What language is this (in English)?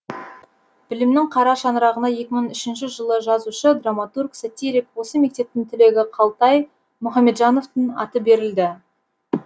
Kazakh